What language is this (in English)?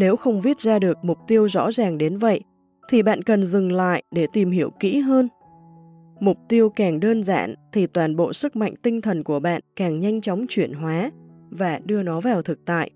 Vietnamese